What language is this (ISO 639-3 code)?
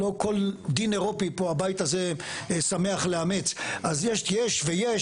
heb